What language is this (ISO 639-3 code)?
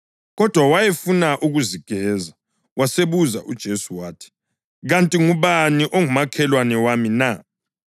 nde